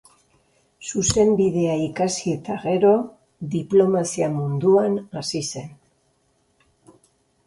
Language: Basque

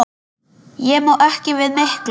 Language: Icelandic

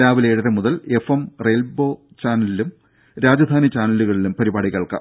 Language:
Malayalam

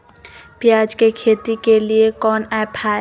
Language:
Magahi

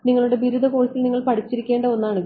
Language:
Malayalam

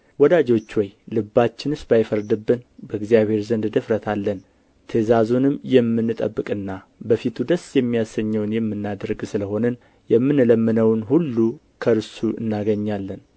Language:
Amharic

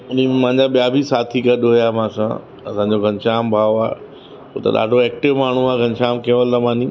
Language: Sindhi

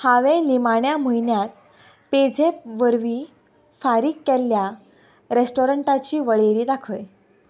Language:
Konkani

